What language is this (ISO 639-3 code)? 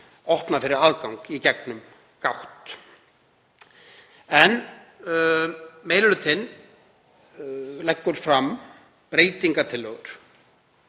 isl